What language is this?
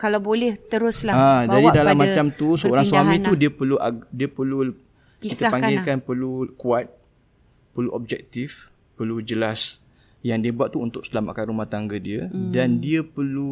Malay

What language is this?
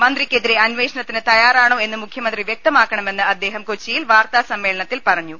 Malayalam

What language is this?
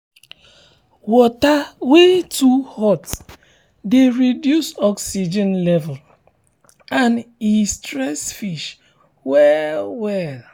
Nigerian Pidgin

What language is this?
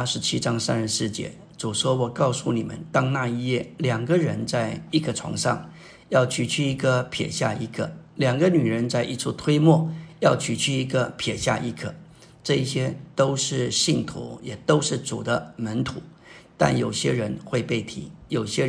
Chinese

